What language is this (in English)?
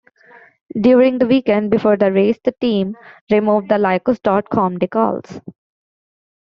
English